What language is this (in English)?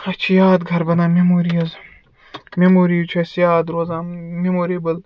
Kashmiri